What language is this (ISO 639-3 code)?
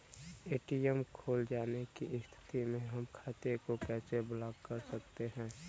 bho